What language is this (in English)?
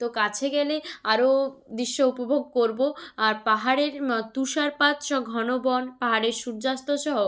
Bangla